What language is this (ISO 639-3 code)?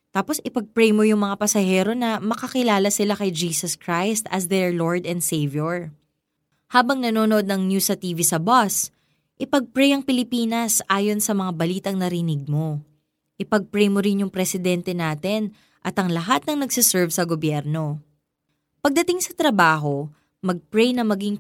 fil